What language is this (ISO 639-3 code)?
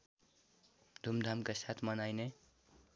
nep